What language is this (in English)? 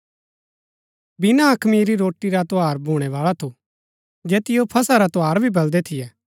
Gaddi